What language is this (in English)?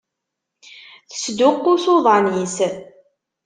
Kabyle